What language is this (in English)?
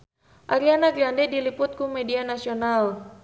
Sundanese